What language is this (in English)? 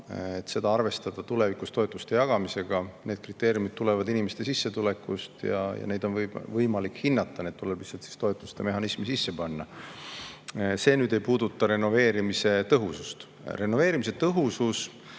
Estonian